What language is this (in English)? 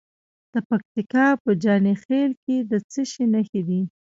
Pashto